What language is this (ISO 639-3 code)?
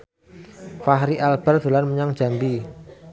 jav